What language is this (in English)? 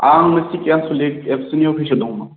Bodo